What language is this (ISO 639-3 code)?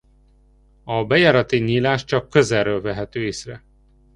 hun